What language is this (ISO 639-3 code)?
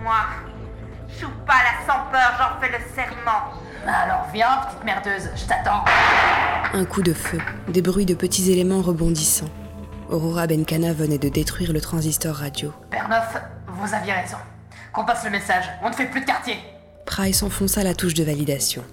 fra